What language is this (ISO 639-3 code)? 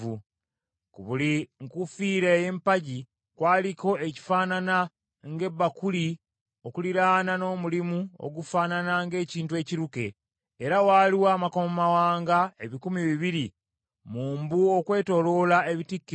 lug